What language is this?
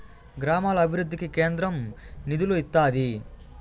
Telugu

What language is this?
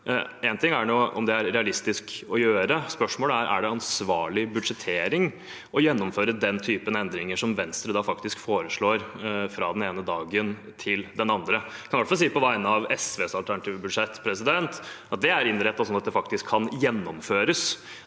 Norwegian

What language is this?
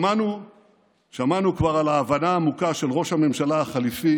Hebrew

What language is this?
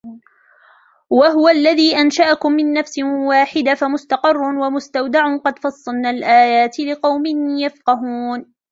Arabic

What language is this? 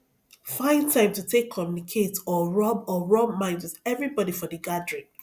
Nigerian Pidgin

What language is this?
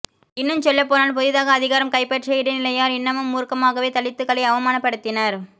Tamil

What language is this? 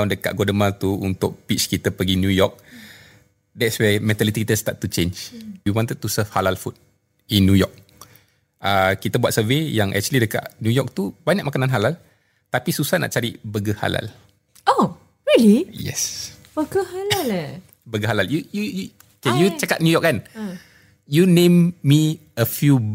Malay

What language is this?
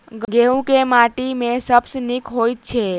Maithili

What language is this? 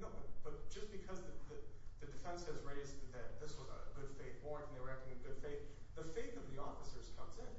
English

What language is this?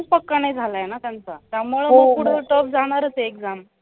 Marathi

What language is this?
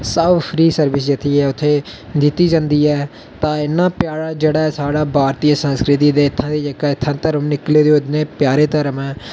Dogri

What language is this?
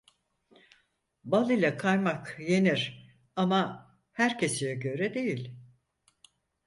Turkish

